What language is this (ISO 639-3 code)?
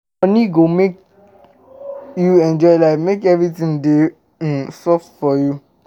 pcm